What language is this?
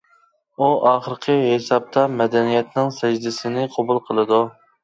Uyghur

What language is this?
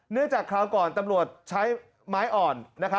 Thai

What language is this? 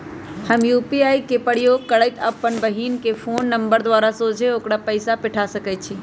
Magahi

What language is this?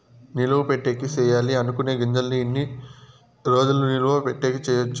Telugu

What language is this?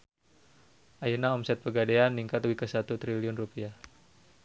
Sundanese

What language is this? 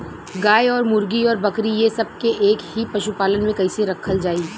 Bhojpuri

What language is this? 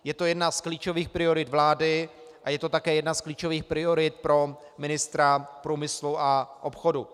Czech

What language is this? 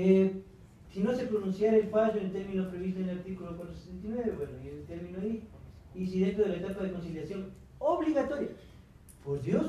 Spanish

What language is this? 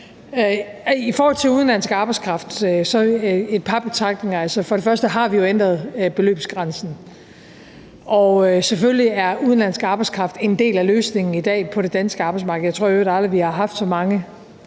Danish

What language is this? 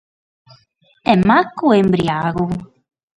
Sardinian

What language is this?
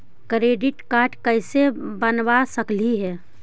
Magahi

